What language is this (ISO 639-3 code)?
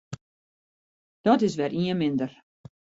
fry